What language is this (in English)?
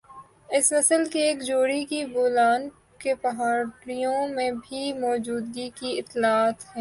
Urdu